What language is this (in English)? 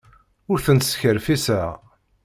Kabyle